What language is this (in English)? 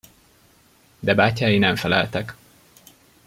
Hungarian